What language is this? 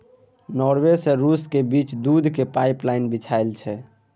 Maithili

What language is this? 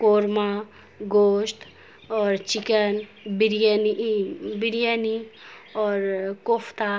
Urdu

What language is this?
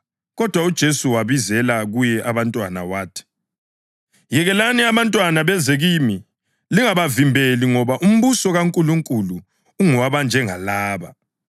North Ndebele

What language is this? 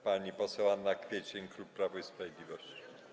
Polish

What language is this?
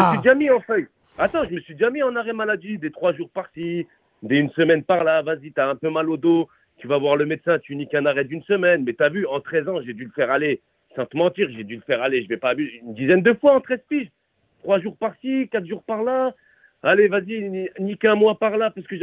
French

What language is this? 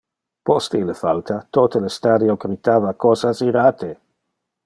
Interlingua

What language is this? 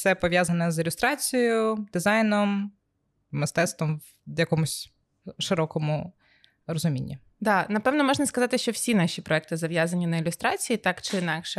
Ukrainian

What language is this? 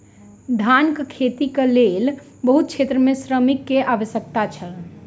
Maithili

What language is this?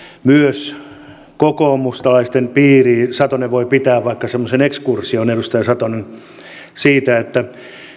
Finnish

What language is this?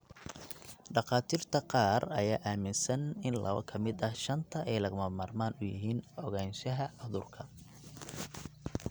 Somali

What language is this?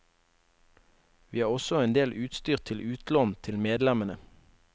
Norwegian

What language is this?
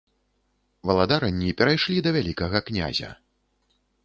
Belarusian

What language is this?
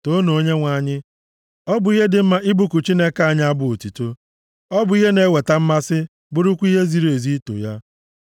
Igbo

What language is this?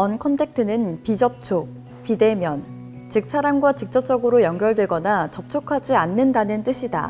Korean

